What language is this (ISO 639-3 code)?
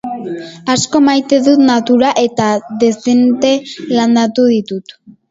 eus